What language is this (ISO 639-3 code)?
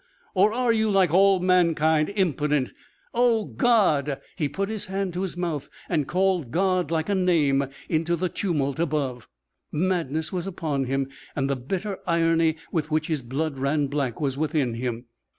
eng